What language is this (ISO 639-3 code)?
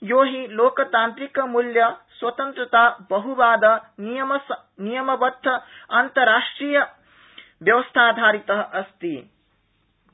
san